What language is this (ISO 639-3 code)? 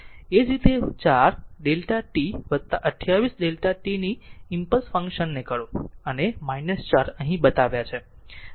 guj